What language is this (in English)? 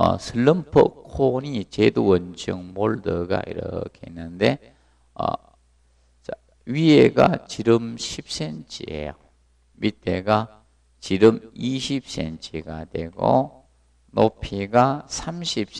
Korean